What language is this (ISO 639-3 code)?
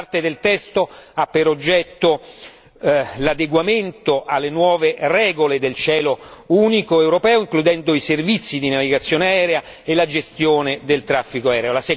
ita